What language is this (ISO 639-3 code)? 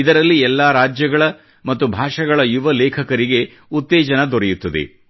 kan